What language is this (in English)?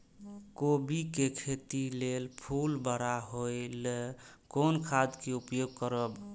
Maithili